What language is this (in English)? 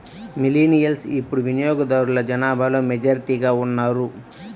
Telugu